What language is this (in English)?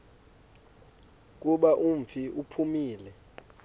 Xhosa